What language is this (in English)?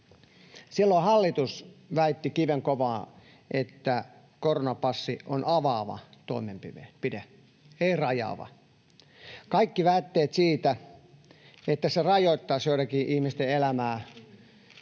Finnish